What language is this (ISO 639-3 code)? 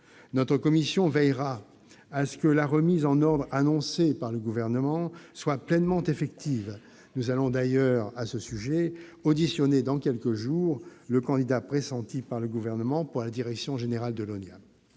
fra